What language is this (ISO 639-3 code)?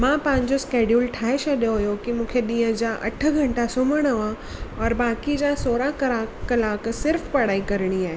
snd